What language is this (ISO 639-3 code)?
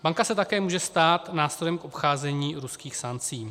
ces